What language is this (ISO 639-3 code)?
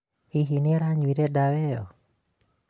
kik